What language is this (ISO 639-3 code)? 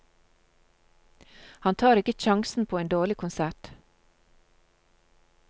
nor